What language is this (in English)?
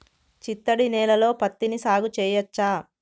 Telugu